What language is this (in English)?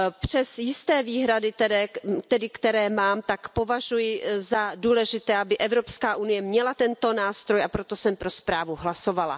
Czech